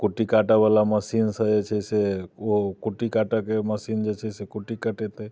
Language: Maithili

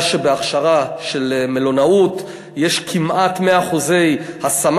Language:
Hebrew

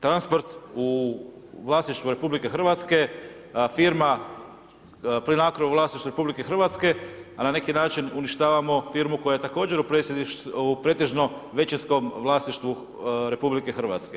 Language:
Croatian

